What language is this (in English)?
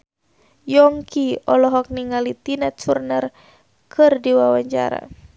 Sundanese